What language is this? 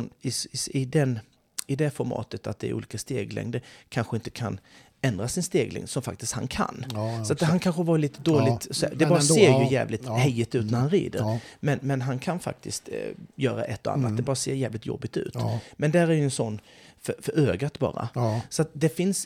Swedish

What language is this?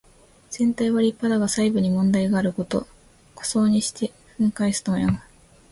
Japanese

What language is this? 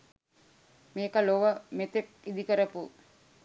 Sinhala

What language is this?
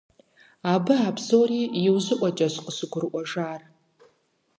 Kabardian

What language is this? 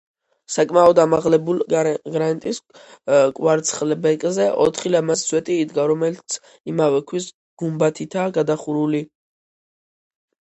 Georgian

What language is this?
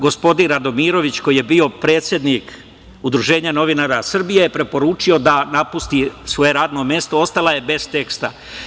Serbian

